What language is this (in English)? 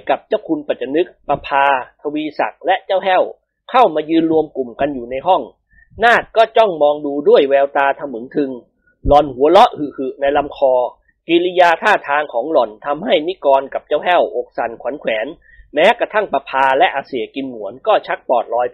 Thai